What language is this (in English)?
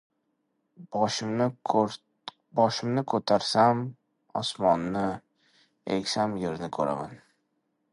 Uzbek